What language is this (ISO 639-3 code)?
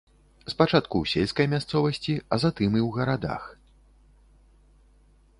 bel